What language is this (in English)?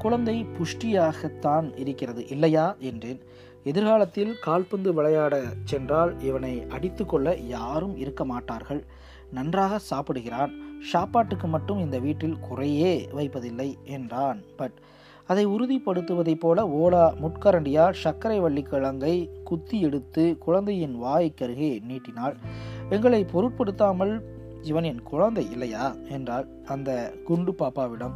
Tamil